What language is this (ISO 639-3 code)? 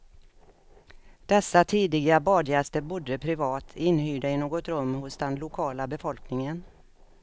swe